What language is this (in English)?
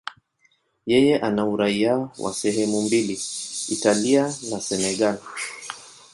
Swahili